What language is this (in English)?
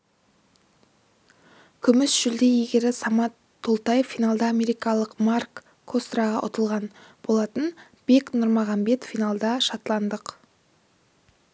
Kazakh